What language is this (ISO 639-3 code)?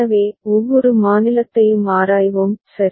tam